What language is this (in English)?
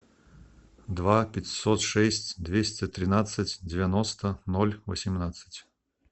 Russian